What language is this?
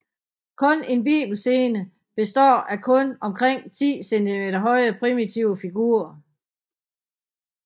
Danish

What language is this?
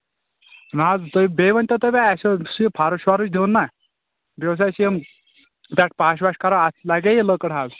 Kashmiri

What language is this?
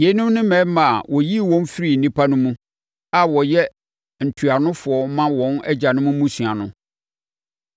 Akan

